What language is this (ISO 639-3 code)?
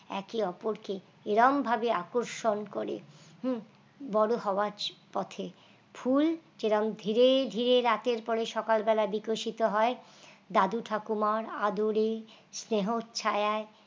ben